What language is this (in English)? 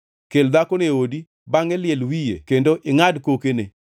Luo (Kenya and Tanzania)